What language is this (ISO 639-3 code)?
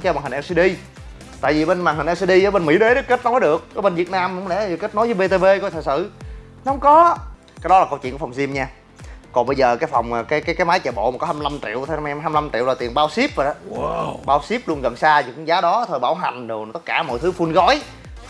vie